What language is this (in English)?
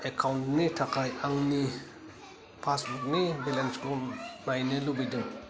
Bodo